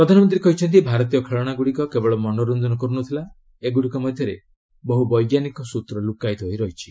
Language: Odia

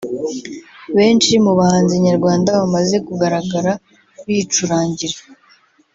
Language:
Kinyarwanda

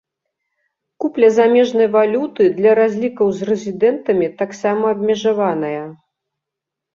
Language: Belarusian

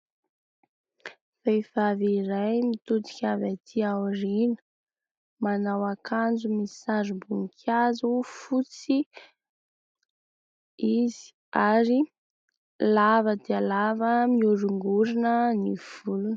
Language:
Malagasy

